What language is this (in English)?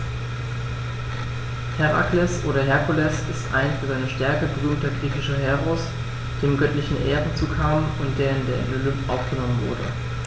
German